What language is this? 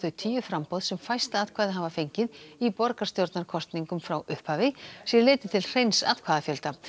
Icelandic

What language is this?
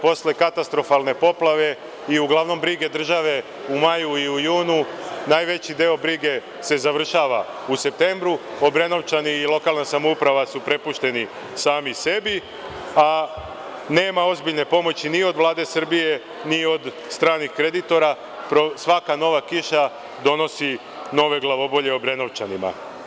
Serbian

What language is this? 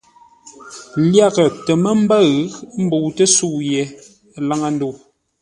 Ngombale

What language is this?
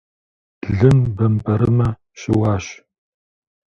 Kabardian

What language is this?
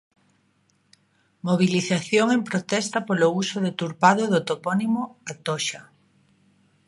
Galician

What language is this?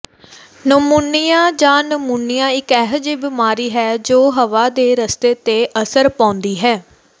Punjabi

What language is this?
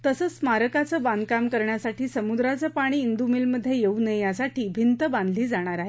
Marathi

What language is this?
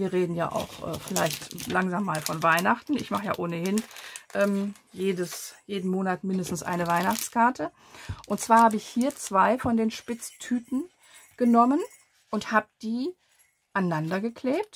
German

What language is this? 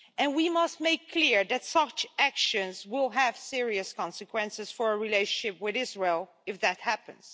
English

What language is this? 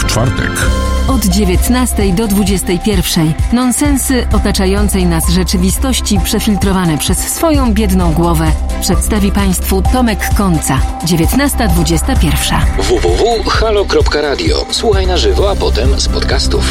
Polish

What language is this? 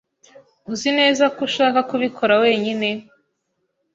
Kinyarwanda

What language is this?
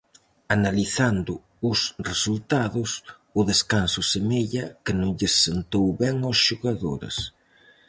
Galician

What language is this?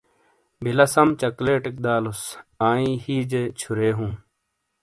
Shina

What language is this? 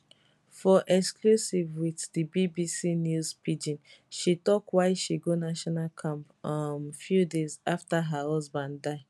Nigerian Pidgin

